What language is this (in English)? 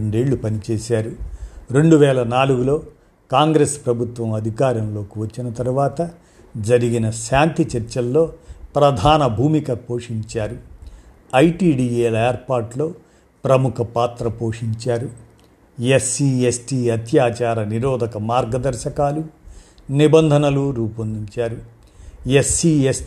Telugu